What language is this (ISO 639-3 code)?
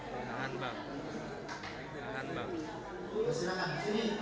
ind